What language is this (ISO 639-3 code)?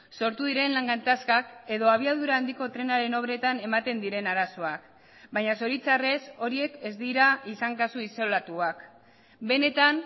eus